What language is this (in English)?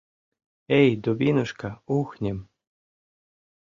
Mari